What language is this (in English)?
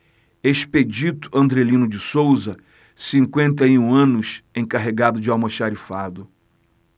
Portuguese